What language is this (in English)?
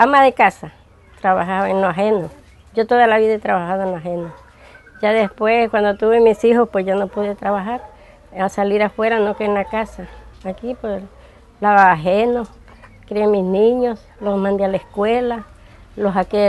Spanish